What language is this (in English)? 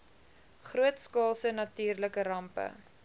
Afrikaans